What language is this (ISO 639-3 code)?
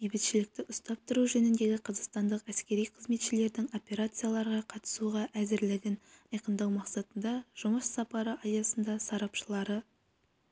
kaz